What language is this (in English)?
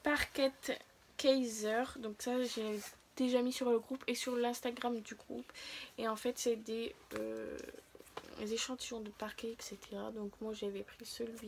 French